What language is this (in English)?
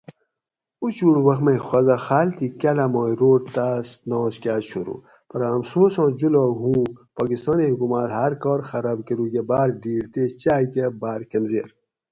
Gawri